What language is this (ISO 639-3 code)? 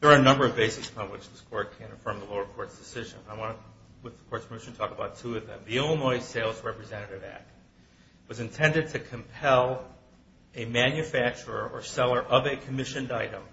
eng